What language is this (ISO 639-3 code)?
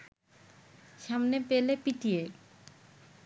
ben